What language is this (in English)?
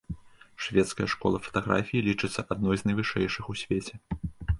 Belarusian